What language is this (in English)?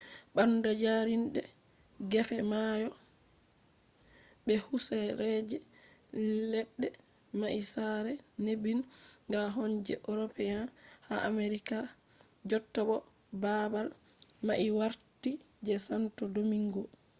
Fula